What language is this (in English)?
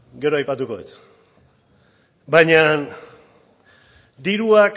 Basque